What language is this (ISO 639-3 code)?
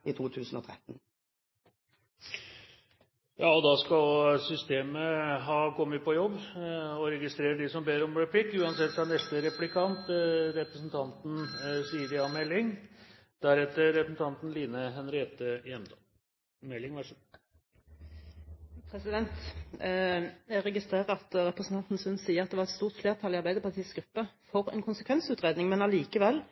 nor